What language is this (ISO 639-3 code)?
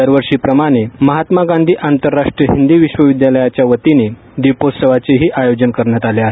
mar